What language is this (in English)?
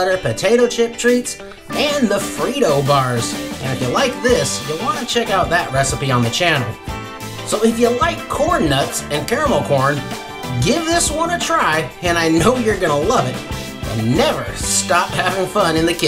English